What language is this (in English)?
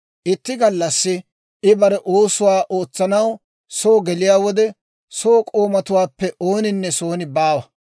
Dawro